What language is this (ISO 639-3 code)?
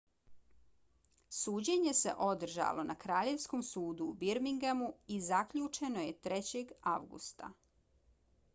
bos